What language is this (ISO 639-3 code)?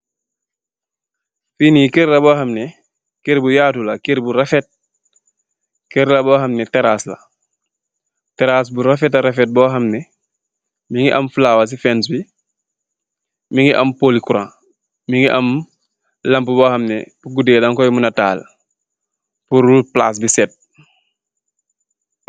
wol